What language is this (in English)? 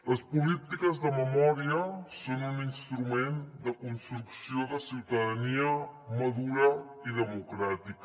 Catalan